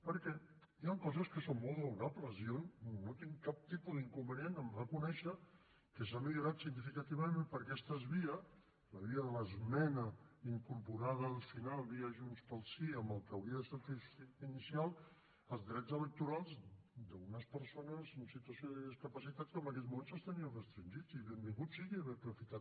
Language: Catalan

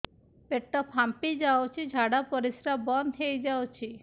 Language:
Odia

